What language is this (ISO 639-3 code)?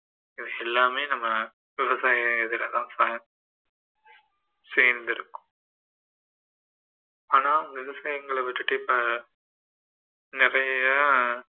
tam